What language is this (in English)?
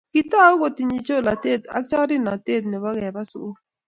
Kalenjin